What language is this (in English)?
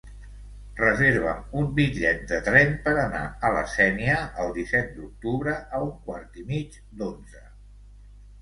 Catalan